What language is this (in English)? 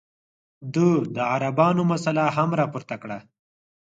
Pashto